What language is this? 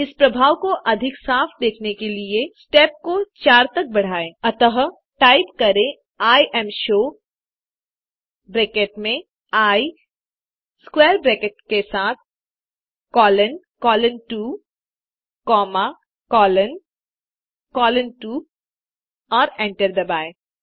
Hindi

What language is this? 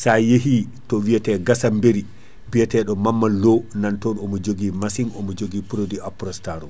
Fula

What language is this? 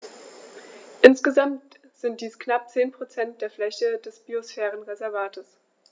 German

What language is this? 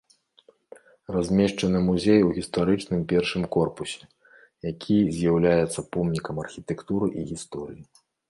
Belarusian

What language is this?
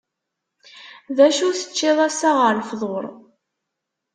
Kabyle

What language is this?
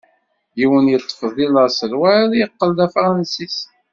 Kabyle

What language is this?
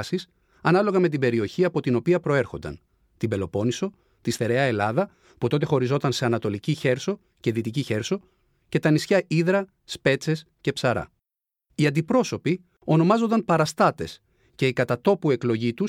Greek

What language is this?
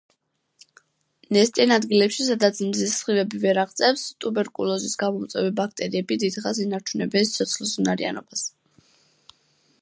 Georgian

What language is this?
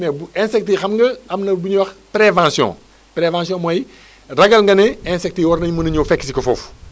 Wolof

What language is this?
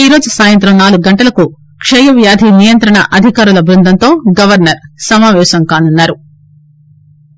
Telugu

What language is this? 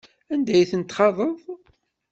Kabyle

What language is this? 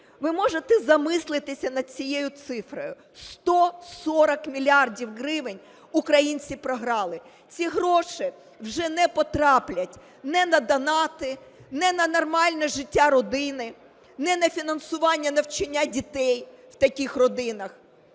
Ukrainian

